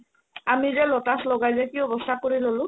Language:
Assamese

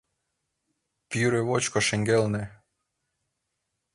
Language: Mari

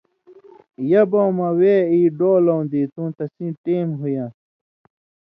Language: Indus Kohistani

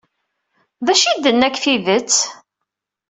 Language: Kabyle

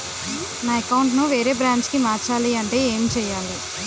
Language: Telugu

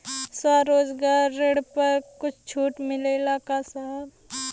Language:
Bhojpuri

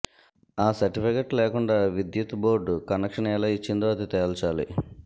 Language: Telugu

